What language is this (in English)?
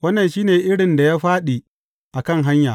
Hausa